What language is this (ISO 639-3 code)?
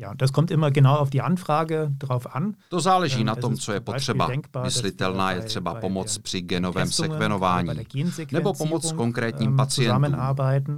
ces